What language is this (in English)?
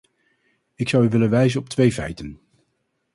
Dutch